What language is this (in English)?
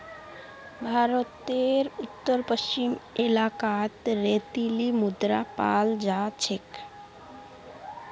Magahi